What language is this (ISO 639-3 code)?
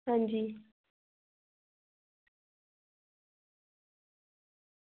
doi